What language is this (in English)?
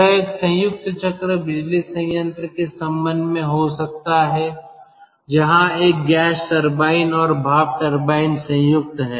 Hindi